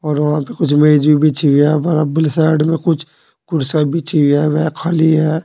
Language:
Hindi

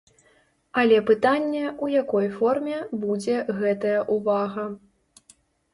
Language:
Belarusian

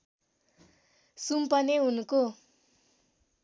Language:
Nepali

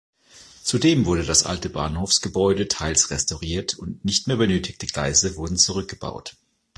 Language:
German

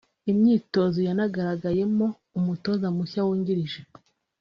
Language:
Kinyarwanda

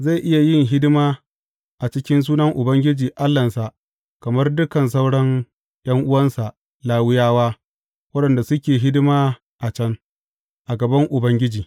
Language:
Hausa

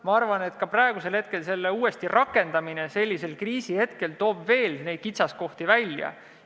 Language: Estonian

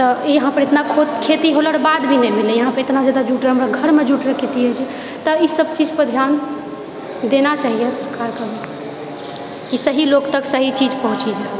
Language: Maithili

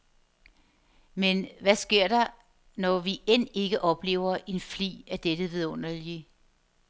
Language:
Danish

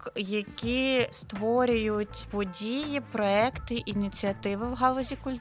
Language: Ukrainian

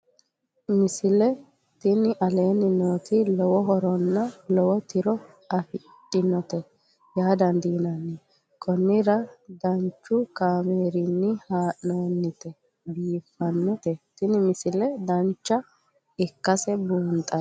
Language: Sidamo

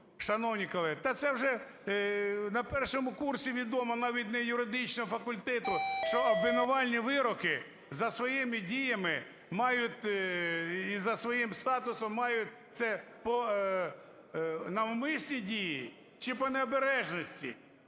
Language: Ukrainian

